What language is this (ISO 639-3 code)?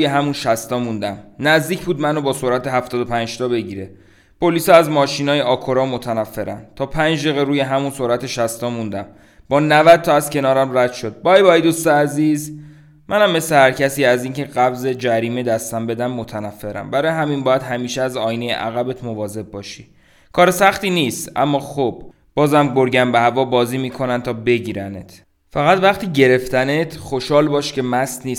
fas